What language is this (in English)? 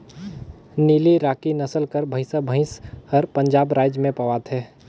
Chhattisgarhi